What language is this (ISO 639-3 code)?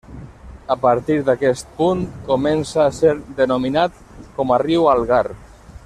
cat